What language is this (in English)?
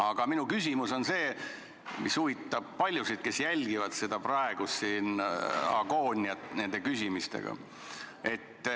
Estonian